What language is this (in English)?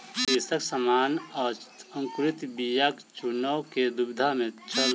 Maithili